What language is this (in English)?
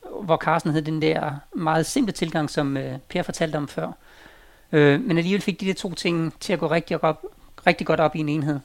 Danish